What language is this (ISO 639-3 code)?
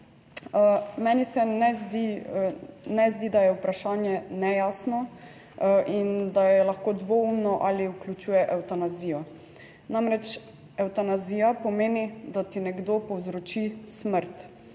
slv